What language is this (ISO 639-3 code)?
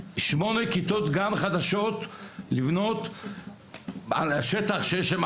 heb